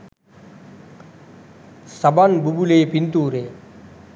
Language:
Sinhala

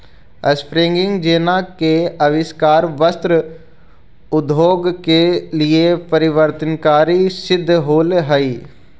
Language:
Magahi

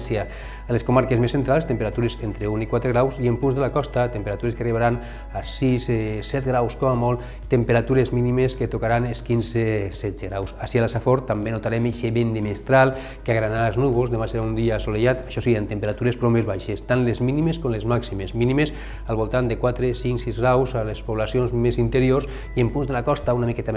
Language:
Spanish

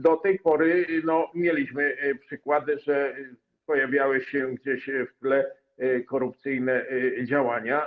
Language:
Polish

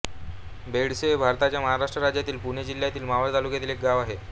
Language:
Marathi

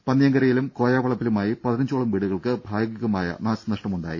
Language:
Malayalam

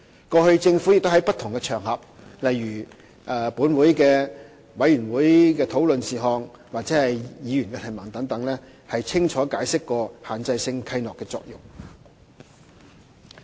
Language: Cantonese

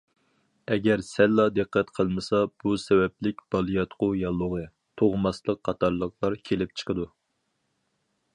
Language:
Uyghur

